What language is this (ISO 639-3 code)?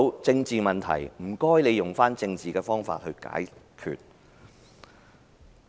yue